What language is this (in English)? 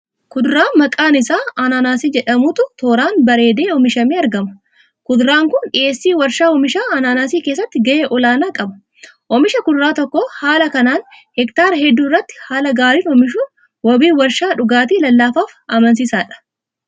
Oromo